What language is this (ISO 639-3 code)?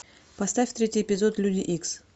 rus